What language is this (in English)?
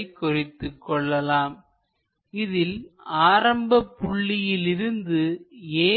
Tamil